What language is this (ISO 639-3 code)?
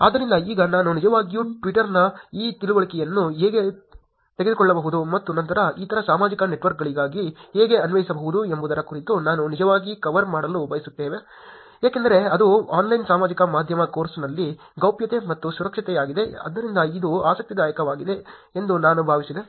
kan